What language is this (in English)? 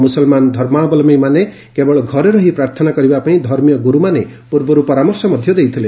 Odia